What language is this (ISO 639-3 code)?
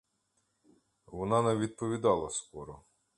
ukr